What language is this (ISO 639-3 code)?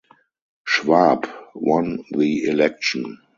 eng